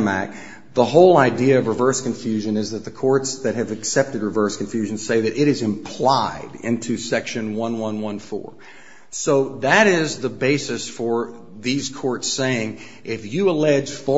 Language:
English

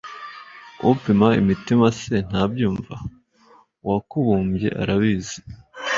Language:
Kinyarwanda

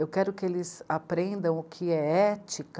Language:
Portuguese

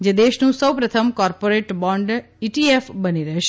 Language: Gujarati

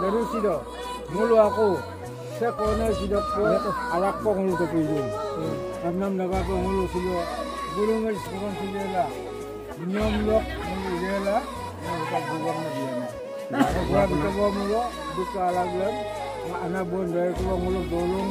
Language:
Indonesian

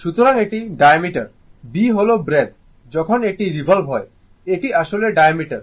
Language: Bangla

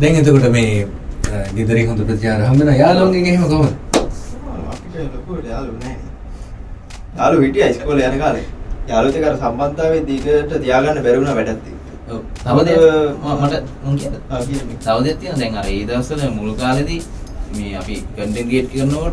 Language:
Indonesian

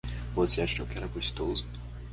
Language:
Portuguese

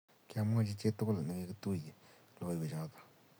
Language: Kalenjin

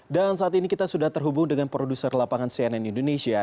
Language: Indonesian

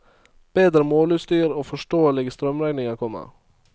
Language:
Norwegian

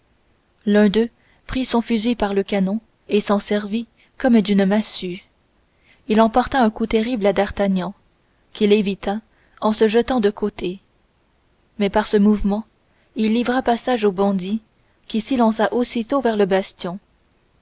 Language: French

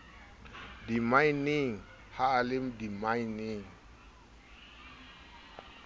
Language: Southern Sotho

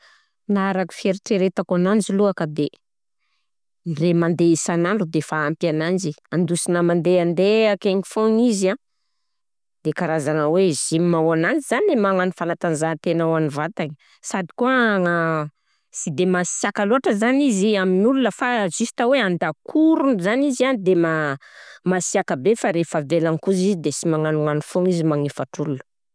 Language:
Southern Betsimisaraka Malagasy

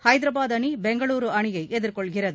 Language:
Tamil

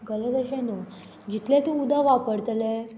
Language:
Konkani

